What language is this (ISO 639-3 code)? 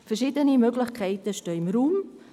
gsw